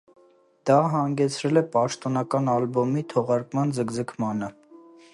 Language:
Armenian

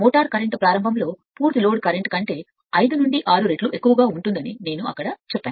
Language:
Telugu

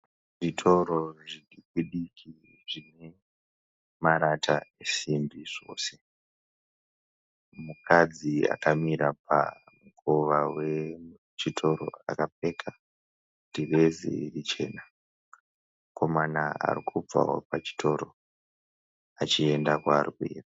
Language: Shona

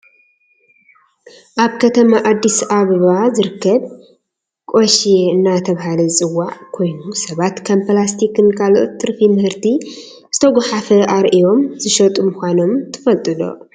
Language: Tigrinya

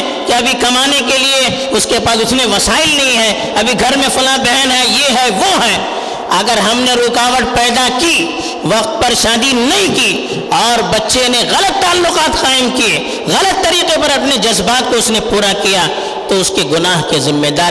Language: Urdu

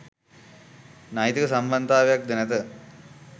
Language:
Sinhala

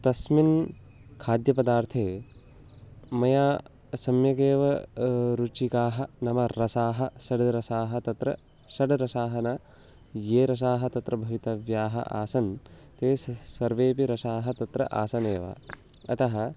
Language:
Sanskrit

